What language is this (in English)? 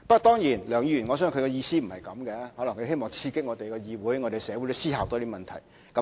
Cantonese